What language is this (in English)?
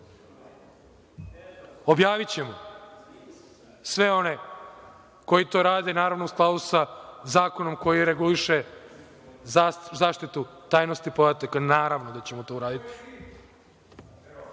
Serbian